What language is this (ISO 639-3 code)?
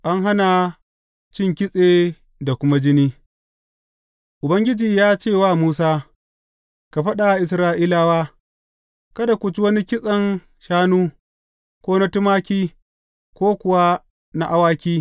hau